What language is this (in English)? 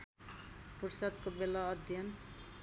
Nepali